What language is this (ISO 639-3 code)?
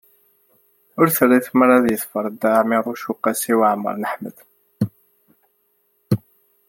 kab